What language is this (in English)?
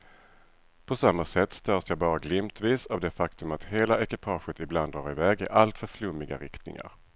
Swedish